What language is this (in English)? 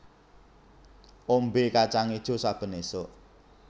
Javanese